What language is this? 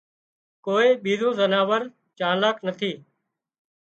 Wadiyara Koli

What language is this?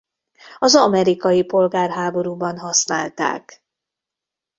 Hungarian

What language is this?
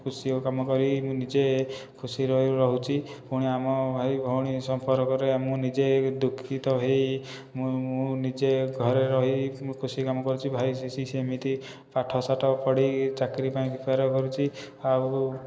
Odia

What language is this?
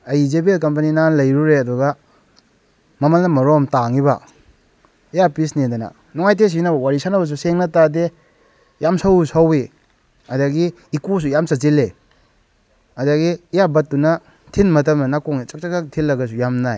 Manipuri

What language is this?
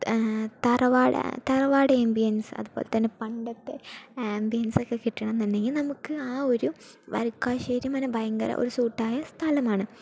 Malayalam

